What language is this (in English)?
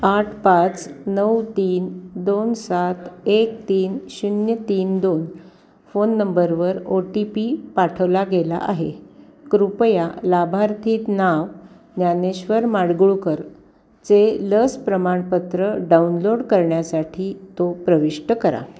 Marathi